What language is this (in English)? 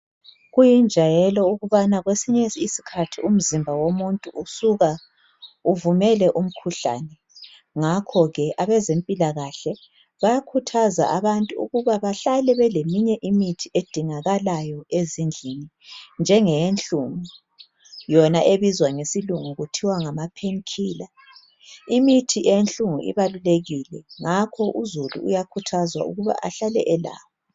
North Ndebele